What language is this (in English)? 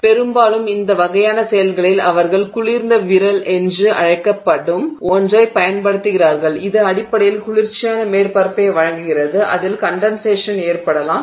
Tamil